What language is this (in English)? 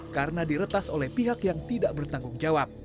Indonesian